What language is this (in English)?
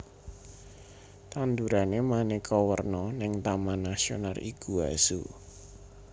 Javanese